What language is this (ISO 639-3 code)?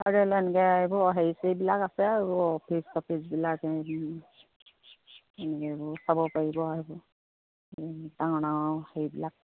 asm